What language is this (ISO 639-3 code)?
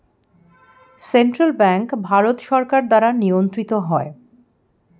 ben